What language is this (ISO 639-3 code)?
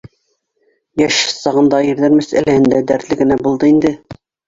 bak